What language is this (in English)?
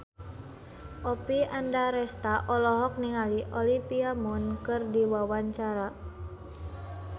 Sundanese